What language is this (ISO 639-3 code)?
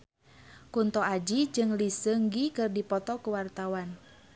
sun